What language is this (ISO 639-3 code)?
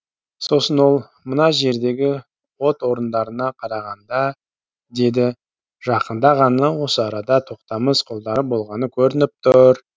kaz